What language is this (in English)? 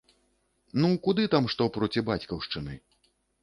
Belarusian